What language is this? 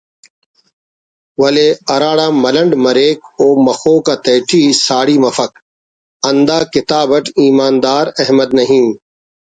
Brahui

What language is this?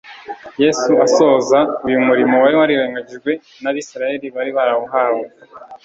Kinyarwanda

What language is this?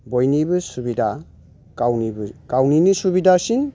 Bodo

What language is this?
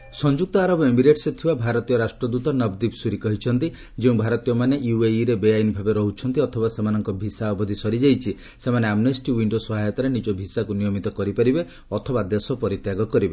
Odia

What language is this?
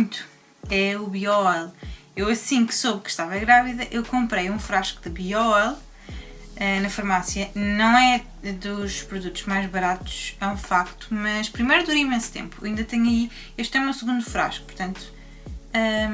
Portuguese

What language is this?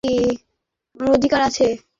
Bangla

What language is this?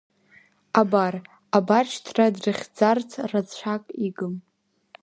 Abkhazian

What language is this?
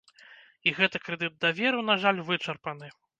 Belarusian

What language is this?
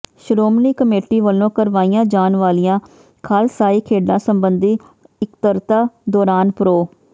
Punjabi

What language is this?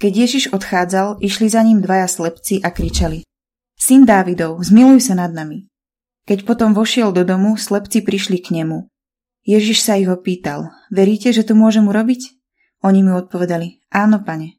Slovak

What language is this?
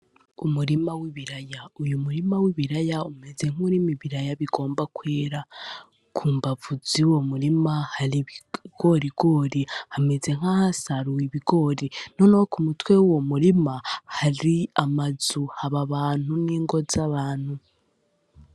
Rundi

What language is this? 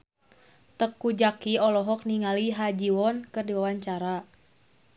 Sundanese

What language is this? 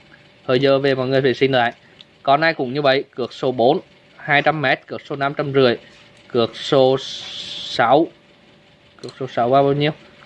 Vietnamese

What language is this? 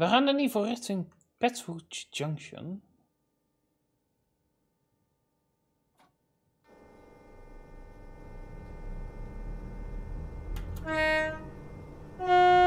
Dutch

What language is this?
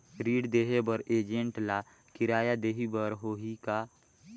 Chhattisgarhi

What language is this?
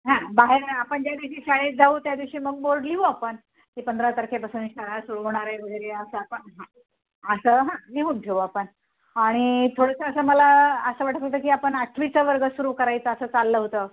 Marathi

